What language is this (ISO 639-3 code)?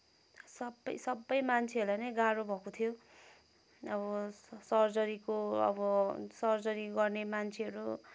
nep